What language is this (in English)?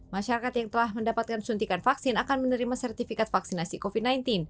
Indonesian